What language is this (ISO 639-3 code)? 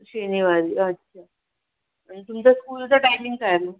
mar